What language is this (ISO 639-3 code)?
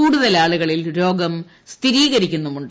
mal